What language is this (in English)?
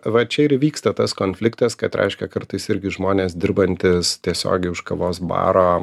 Lithuanian